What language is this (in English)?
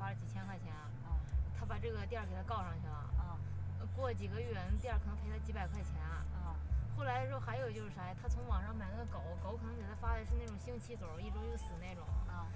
Chinese